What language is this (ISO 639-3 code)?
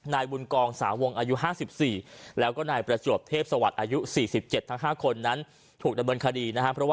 tha